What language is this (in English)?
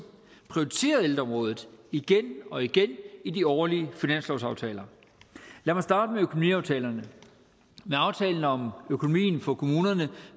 Danish